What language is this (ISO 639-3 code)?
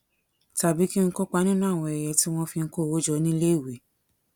yor